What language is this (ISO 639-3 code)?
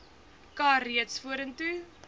afr